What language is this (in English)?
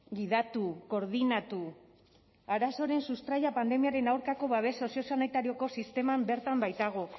Basque